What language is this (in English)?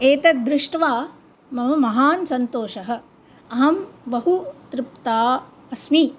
Sanskrit